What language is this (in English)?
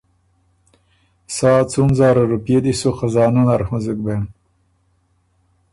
Ormuri